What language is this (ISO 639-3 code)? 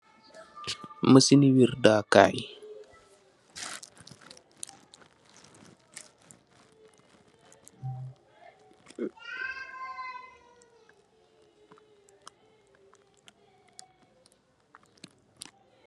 wol